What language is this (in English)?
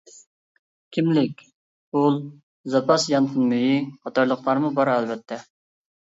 Uyghur